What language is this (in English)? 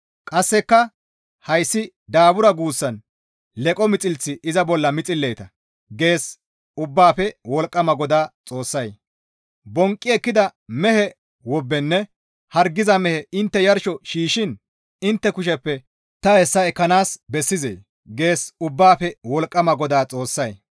Gamo